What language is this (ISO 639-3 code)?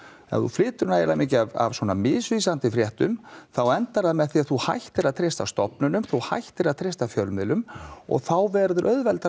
isl